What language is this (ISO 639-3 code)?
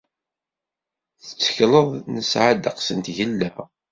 kab